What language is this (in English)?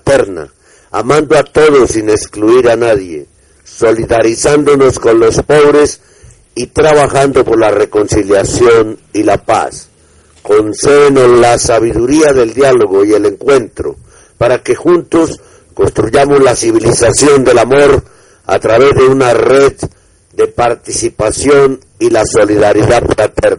Spanish